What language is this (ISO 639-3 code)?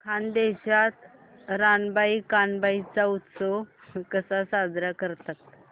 mar